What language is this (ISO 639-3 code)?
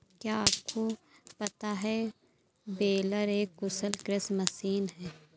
hin